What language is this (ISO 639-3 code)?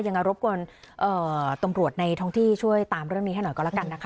tha